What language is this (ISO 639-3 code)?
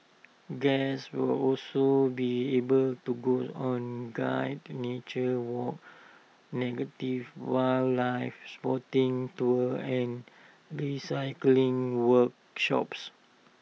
eng